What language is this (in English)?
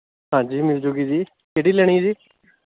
Punjabi